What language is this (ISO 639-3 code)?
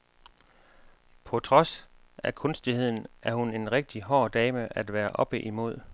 dan